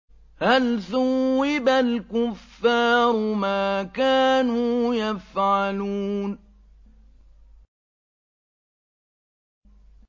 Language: Arabic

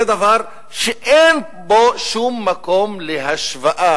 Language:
Hebrew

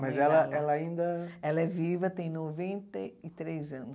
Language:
Portuguese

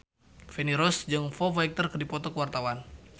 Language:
Sundanese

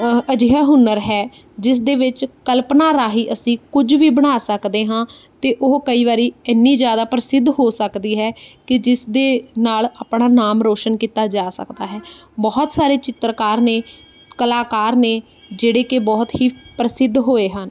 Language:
Punjabi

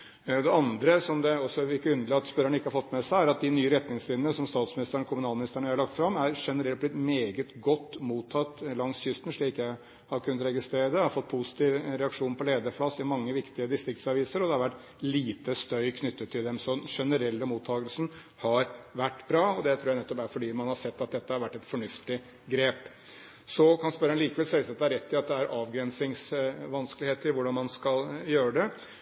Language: Norwegian Bokmål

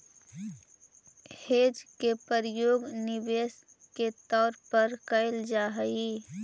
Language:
Magahi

